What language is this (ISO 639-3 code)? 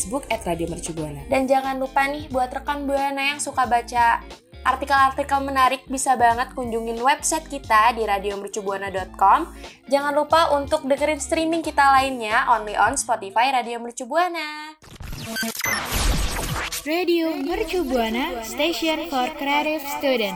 ind